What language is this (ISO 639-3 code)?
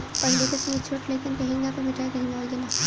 bho